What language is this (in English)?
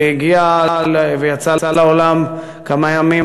Hebrew